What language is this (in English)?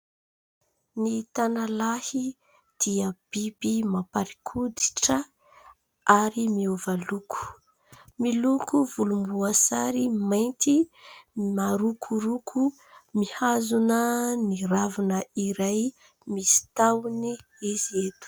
Malagasy